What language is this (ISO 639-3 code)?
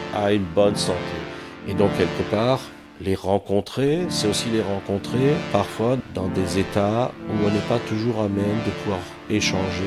fra